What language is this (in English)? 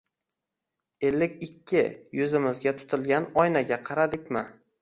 Uzbek